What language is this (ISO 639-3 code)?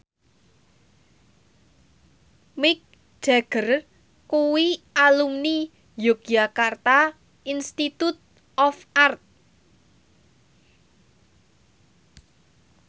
jav